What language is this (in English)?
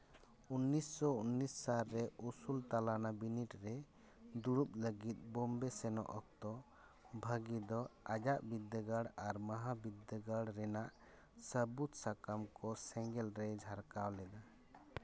Santali